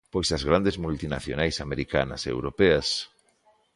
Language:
Galician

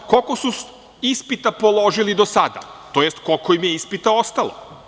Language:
Serbian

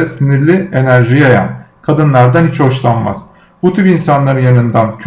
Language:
Turkish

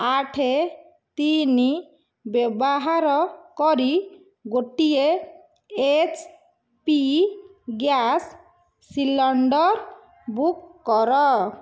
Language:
Odia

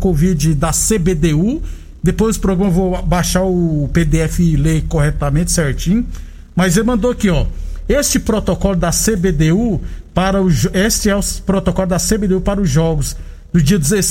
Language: Portuguese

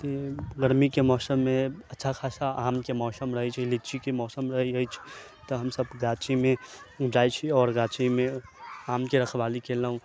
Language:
Maithili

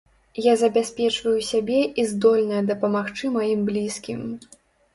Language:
Belarusian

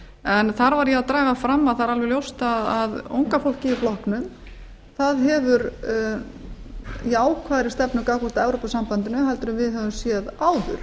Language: Icelandic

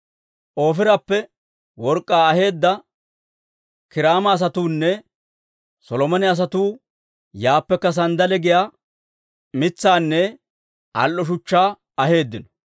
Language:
Dawro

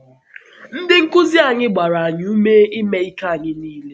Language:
Igbo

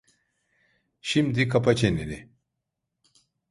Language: Turkish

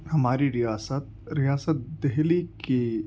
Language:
Urdu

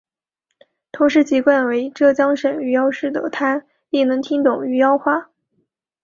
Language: Chinese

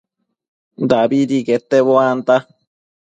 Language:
Matsés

